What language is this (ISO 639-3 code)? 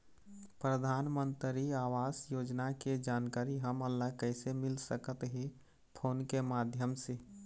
hne